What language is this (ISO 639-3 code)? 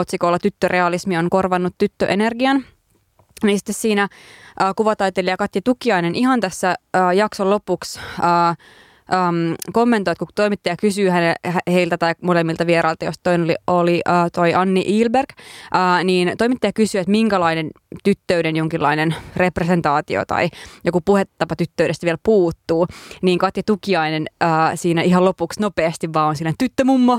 fin